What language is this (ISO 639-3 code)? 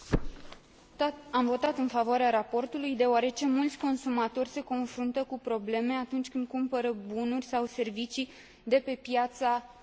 ron